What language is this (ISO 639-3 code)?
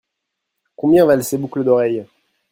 fra